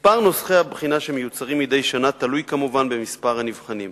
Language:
Hebrew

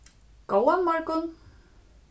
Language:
Faroese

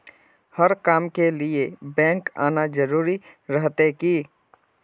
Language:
Magahi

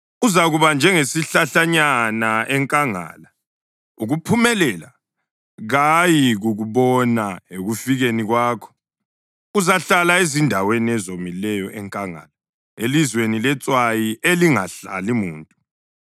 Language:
North Ndebele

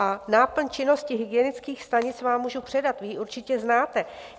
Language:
Czech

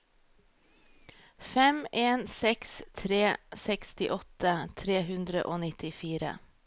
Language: Norwegian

